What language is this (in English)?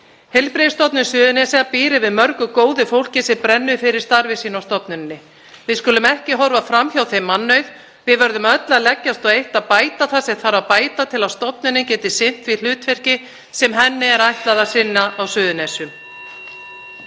Icelandic